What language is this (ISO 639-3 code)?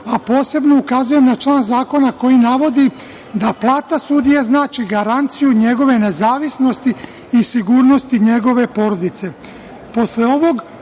srp